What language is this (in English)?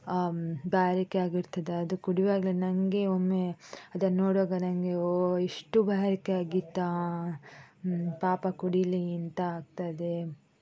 Kannada